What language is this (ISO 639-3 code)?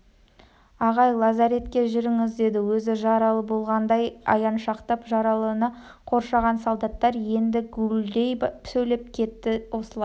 kaz